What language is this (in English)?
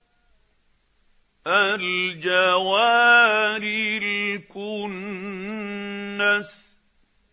Arabic